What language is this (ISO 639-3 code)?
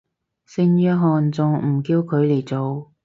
yue